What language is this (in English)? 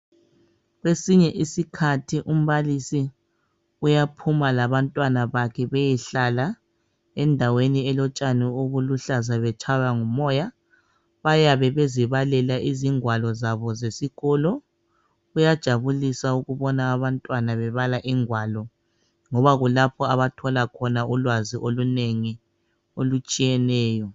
North Ndebele